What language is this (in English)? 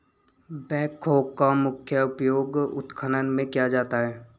Hindi